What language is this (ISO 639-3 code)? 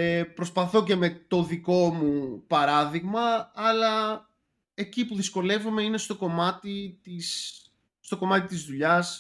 ell